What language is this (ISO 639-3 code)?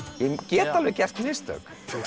isl